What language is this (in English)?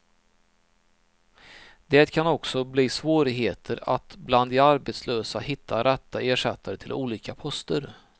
Swedish